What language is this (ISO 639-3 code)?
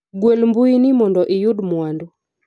luo